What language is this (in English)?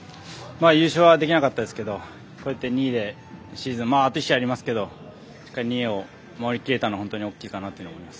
Japanese